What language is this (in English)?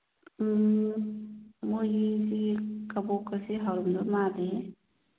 Manipuri